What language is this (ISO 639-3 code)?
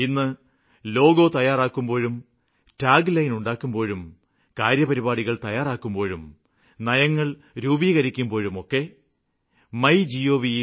mal